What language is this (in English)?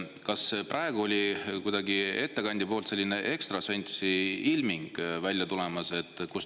Estonian